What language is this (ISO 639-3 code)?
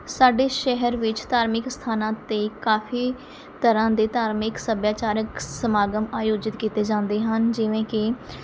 pan